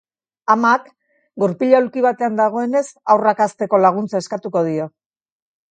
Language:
Basque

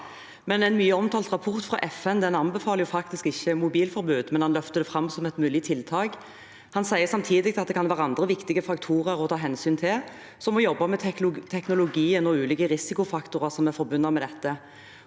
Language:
Norwegian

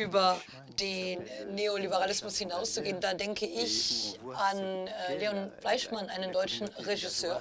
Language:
German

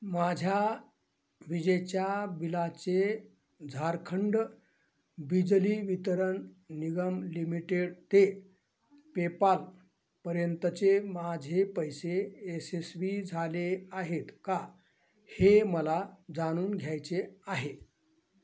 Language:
Marathi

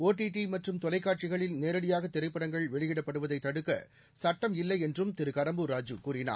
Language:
Tamil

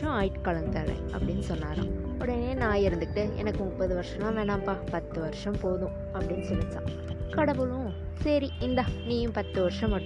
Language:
Tamil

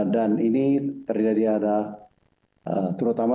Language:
Indonesian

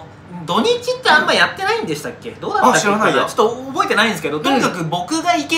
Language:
Japanese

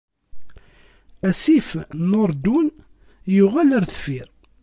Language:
Kabyle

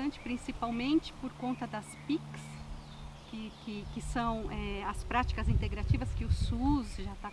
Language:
Portuguese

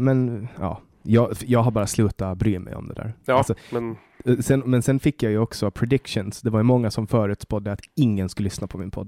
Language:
Swedish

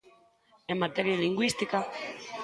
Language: Galician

